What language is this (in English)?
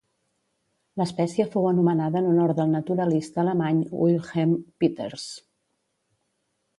Catalan